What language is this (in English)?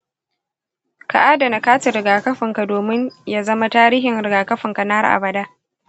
Hausa